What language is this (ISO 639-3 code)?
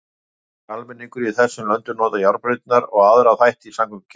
isl